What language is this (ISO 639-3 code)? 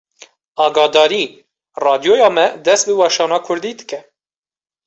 kur